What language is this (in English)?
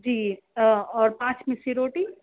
Urdu